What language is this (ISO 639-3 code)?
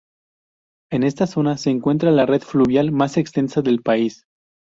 spa